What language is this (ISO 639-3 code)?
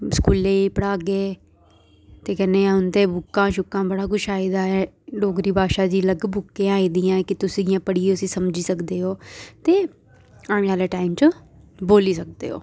doi